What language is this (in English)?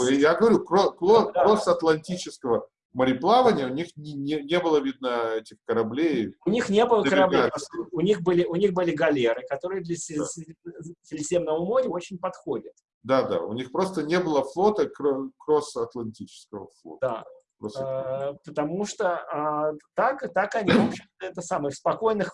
Russian